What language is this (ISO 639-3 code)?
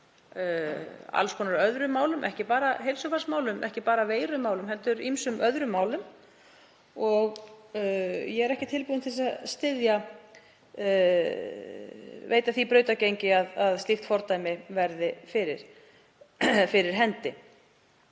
isl